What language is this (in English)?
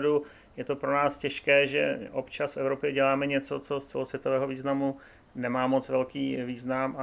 Czech